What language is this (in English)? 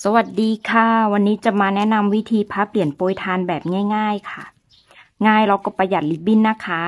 Thai